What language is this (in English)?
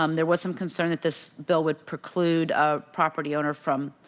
English